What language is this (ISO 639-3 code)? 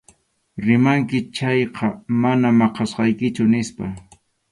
qxu